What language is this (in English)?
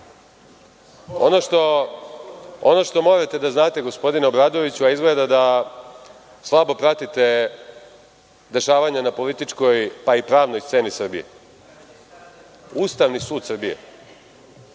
Serbian